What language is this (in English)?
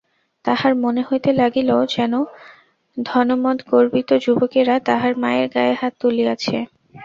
Bangla